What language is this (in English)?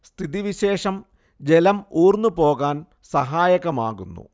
Malayalam